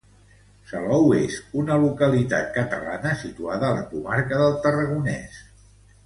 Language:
Catalan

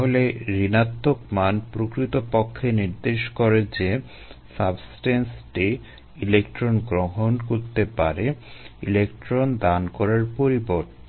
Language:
Bangla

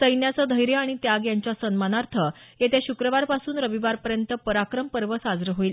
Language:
Marathi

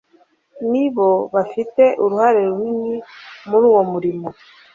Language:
Kinyarwanda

